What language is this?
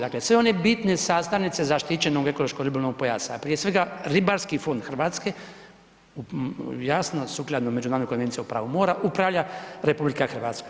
Croatian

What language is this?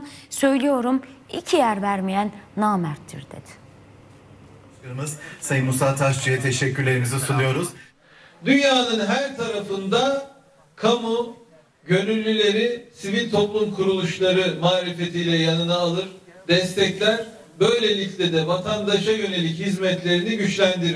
Turkish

